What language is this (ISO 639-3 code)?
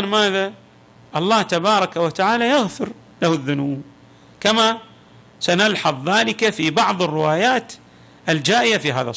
ara